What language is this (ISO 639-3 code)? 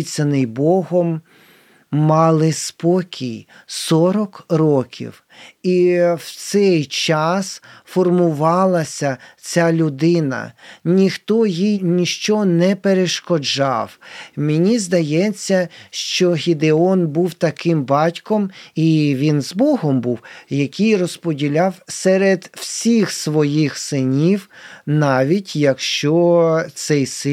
ukr